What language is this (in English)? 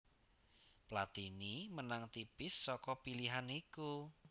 Javanese